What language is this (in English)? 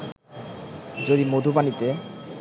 Bangla